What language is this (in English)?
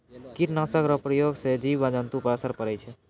Maithili